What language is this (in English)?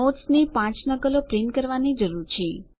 Gujarati